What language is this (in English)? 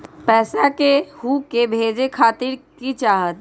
Magahi